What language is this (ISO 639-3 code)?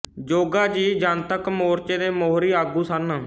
pan